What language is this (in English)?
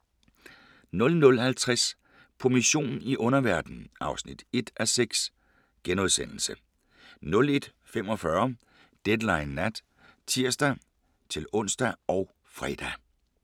Danish